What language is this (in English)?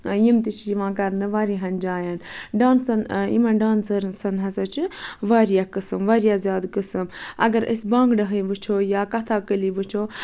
Kashmiri